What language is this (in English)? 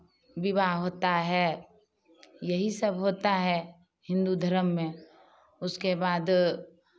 Hindi